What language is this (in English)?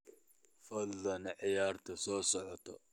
Somali